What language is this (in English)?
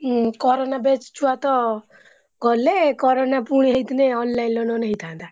Odia